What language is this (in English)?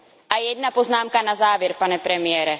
Czech